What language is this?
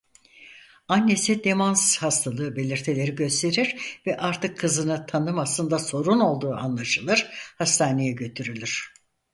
Turkish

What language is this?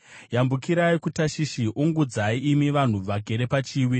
Shona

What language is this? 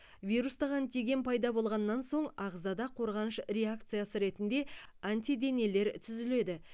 Kazakh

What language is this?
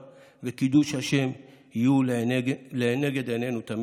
Hebrew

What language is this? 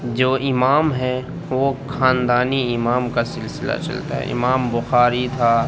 Urdu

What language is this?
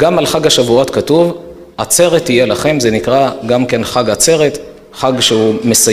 Hebrew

